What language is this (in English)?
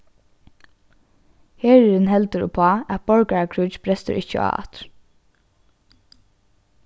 Faroese